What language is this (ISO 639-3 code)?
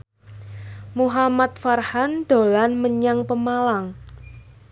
jav